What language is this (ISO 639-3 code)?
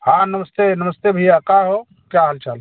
hin